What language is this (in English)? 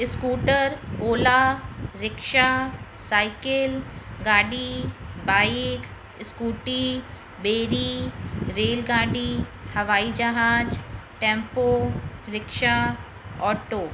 Sindhi